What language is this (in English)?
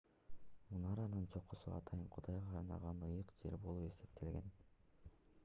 Kyrgyz